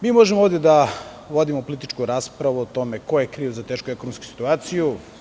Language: Serbian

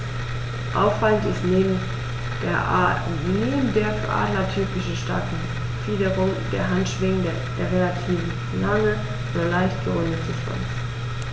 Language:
German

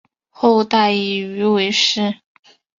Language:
Chinese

